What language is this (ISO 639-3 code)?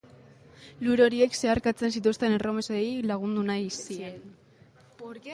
eus